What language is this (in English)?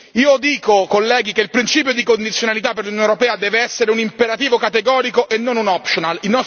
Italian